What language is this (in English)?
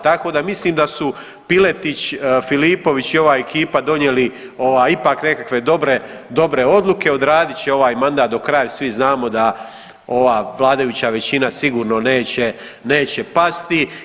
Croatian